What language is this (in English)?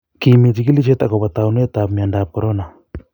Kalenjin